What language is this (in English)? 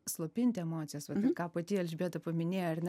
Lithuanian